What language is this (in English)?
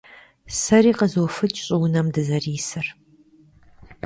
Kabardian